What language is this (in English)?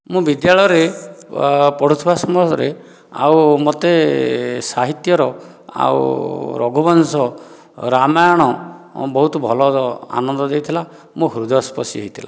Odia